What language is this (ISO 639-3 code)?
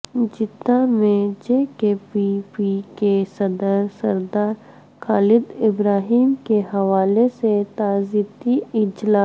urd